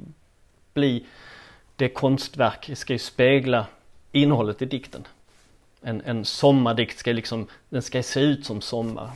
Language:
Swedish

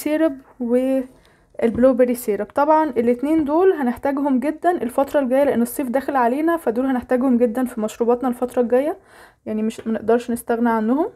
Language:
Arabic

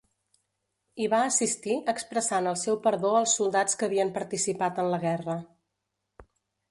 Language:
Catalan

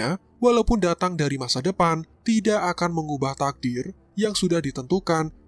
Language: Indonesian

